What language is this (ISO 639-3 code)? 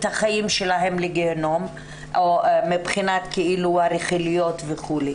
heb